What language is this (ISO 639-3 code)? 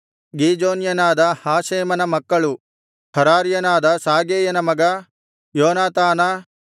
kan